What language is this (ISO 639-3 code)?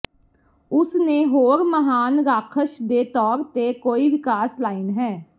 pan